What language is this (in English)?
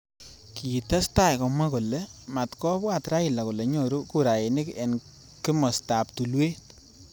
Kalenjin